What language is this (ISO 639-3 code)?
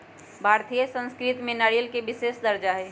mag